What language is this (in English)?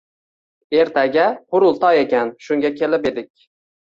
Uzbek